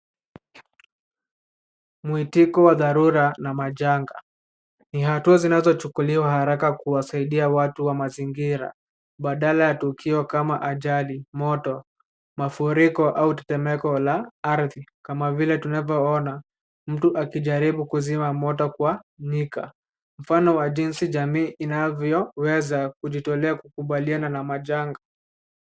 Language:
Swahili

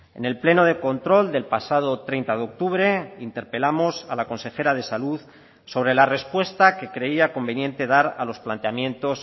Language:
Spanish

